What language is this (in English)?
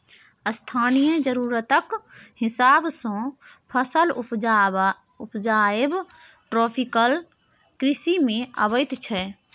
Maithili